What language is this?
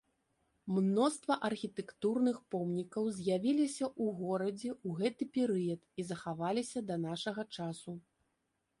Belarusian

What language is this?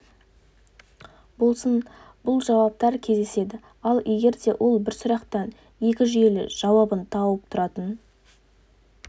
Kazakh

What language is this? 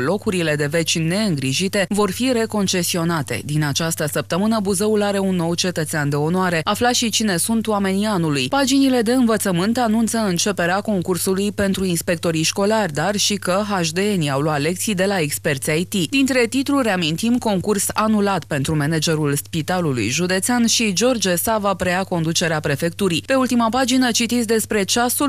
Romanian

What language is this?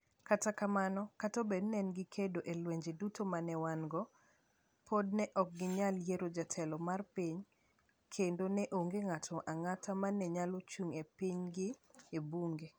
Luo (Kenya and Tanzania)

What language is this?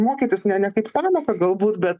Lithuanian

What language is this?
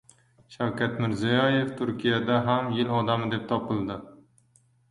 Uzbek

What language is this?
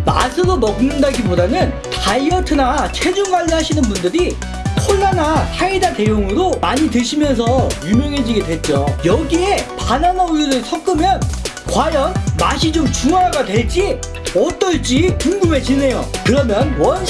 Korean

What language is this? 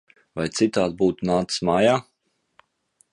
Latvian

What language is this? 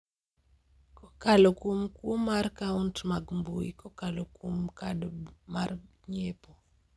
Luo (Kenya and Tanzania)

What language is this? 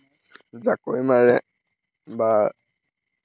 Assamese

